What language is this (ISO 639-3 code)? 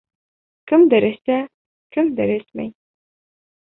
bak